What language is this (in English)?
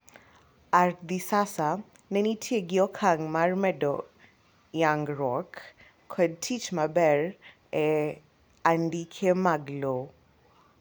Luo (Kenya and Tanzania)